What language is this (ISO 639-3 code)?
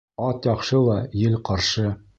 bak